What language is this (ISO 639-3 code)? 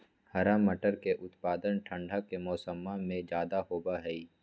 mag